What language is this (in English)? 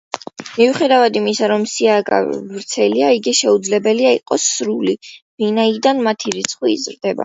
Georgian